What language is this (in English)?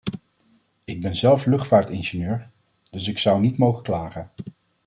Dutch